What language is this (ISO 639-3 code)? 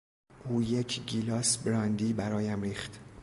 fas